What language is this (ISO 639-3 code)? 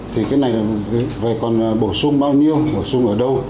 vie